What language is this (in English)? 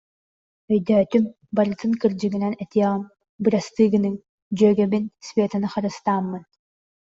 Yakut